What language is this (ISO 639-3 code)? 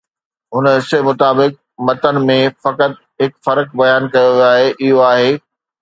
snd